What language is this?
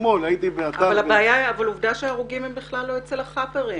Hebrew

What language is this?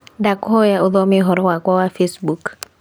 Kikuyu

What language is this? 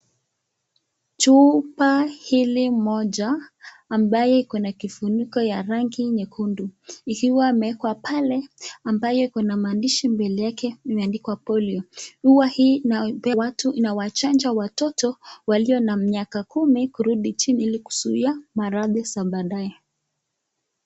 Swahili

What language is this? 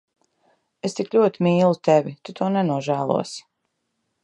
Latvian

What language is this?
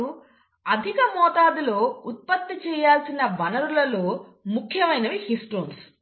Telugu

